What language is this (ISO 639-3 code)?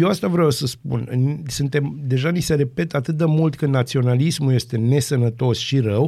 ron